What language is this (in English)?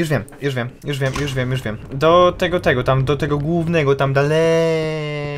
Polish